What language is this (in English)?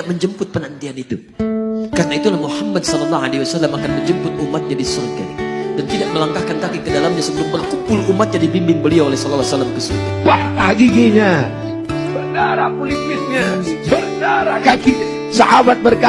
Indonesian